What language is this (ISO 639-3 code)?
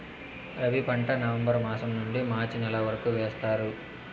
tel